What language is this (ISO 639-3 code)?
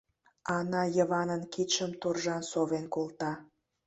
chm